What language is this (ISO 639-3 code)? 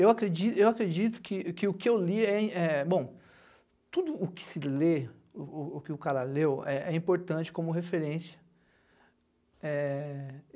por